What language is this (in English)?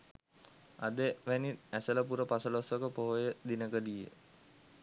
Sinhala